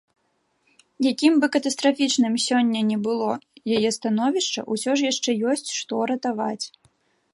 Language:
Belarusian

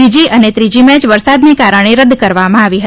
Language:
Gujarati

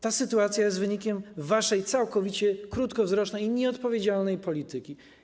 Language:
Polish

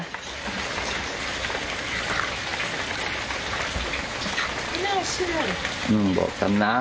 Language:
Thai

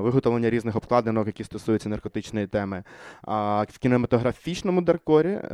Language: Ukrainian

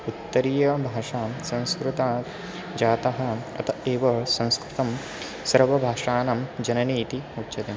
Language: Sanskrit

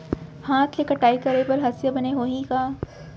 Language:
Chhattisgarhi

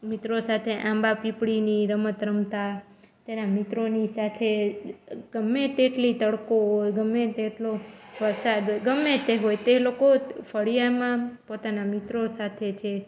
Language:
Gujarati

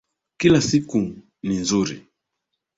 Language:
Swahili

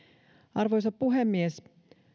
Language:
Finnish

